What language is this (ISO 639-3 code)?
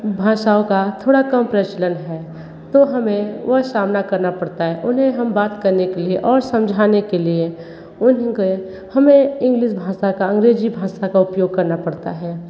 hin